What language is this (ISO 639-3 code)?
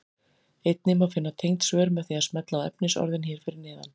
isl